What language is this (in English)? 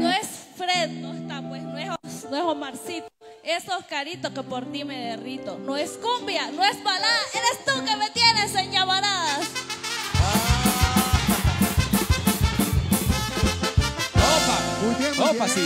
Spanish